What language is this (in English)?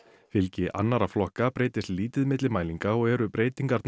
Icelandic